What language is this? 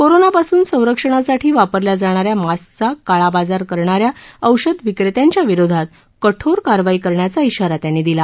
Marathi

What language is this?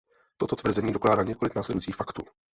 Czech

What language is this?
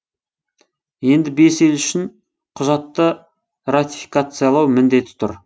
Kazakh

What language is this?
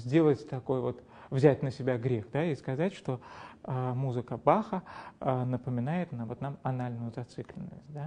Russian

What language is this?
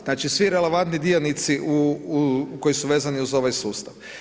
Croatian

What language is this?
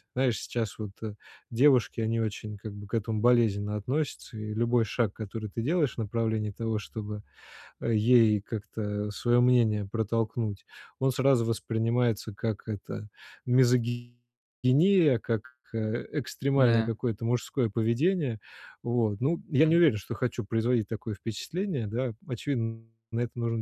Russian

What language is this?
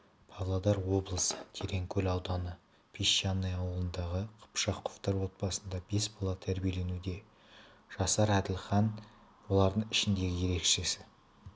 Kazakh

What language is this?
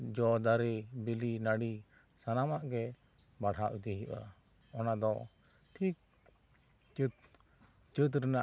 Santali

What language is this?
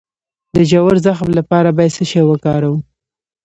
Pashto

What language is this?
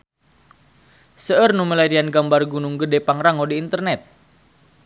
Sundanese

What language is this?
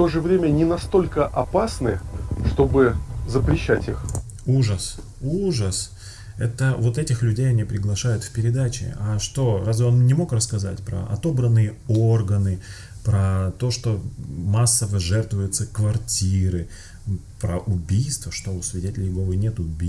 Russian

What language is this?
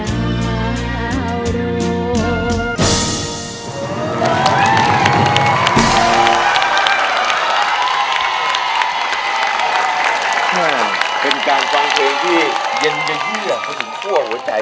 Thai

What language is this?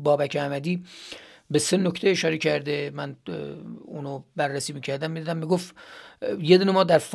Persian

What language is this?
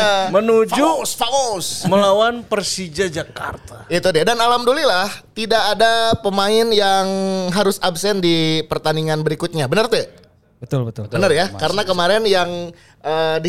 Indonesian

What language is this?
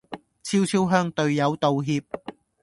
Cantonese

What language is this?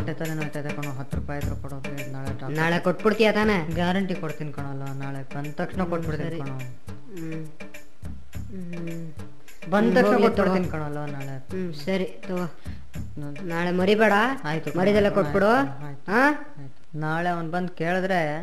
Kannada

